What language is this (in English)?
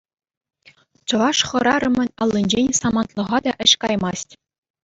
Chuvash